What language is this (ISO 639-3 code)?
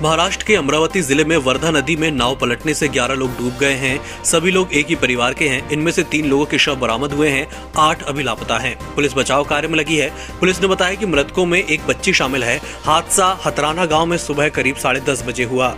hin